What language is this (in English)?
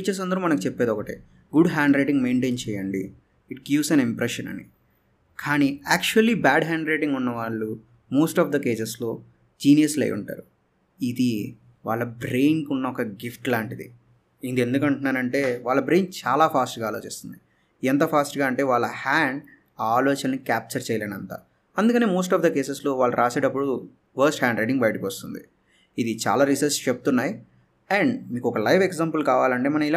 Telugu